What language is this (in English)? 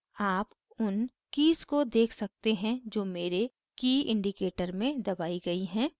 Hindi